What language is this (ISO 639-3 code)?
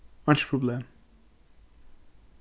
fao